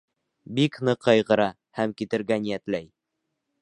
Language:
Bashkir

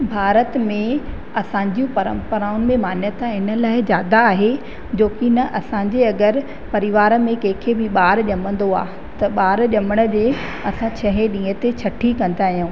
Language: Sindhi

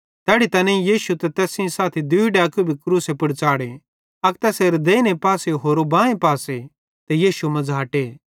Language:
Bhadrawahi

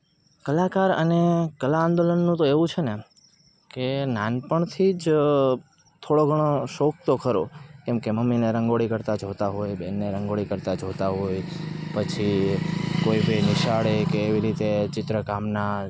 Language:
Gujarati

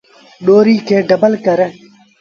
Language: Sindhi Bhil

